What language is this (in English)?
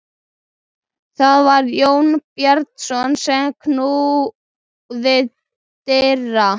Icelandic